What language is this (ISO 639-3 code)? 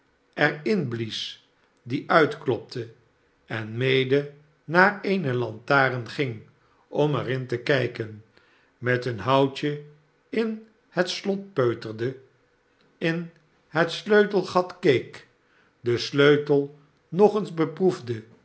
nld